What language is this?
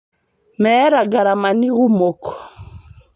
Masai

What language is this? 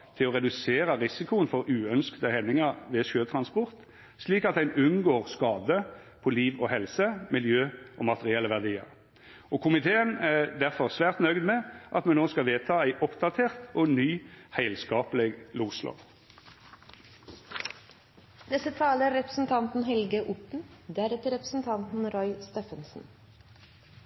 Norwegian Nynorsk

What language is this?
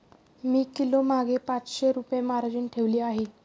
Marathi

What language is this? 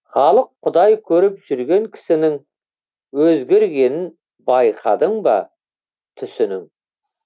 Kazakh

